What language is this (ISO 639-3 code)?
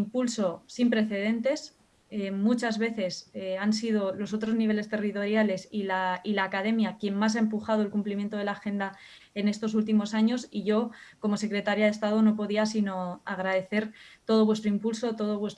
spa